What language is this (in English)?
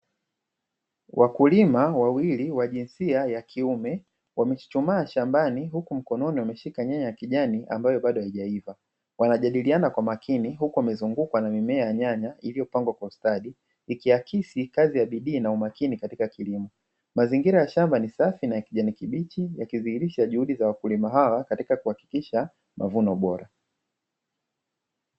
Swahili